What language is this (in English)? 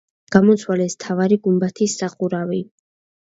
Georgian